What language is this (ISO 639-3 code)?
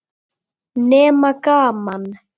isl